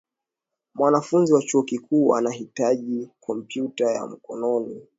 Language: Swahili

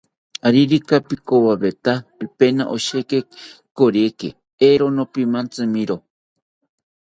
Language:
South Ucayali Ashéninka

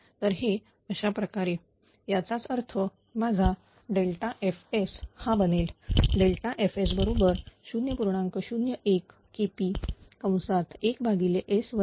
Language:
Marathi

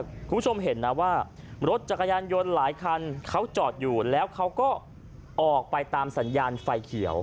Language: Thai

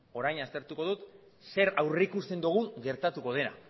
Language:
Basque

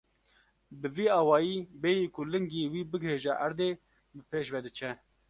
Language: Kurdish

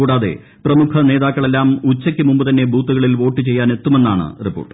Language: Malayalam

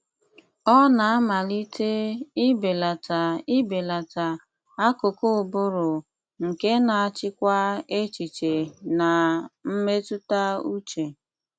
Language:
Igbo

